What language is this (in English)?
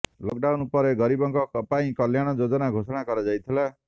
Odia